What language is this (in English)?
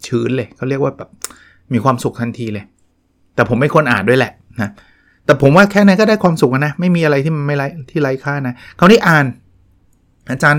Thai